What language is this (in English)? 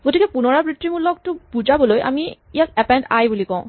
Assamese